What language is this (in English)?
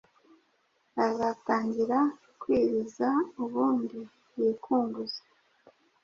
Kinyarwanda